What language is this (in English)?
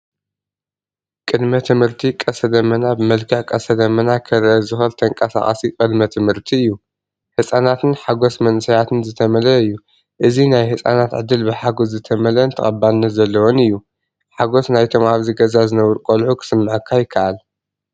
Tigrinya